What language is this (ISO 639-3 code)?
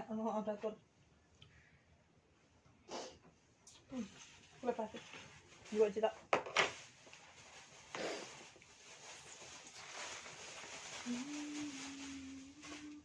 ind